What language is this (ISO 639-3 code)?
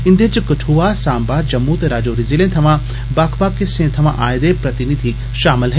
doi